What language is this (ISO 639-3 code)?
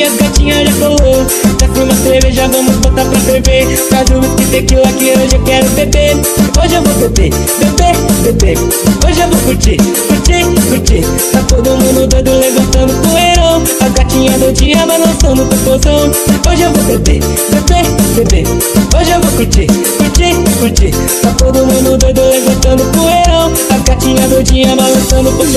ind